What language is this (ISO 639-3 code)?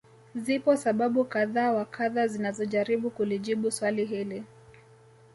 swa